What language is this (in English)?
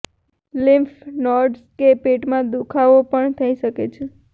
Gujarati